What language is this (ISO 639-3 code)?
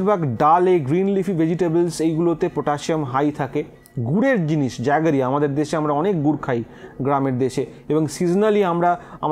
hin